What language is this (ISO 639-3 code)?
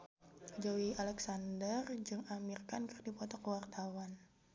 sun